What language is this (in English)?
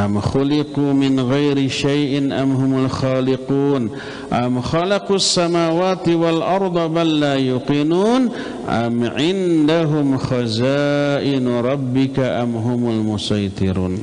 Indonesian